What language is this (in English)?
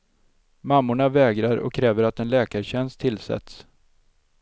Swedish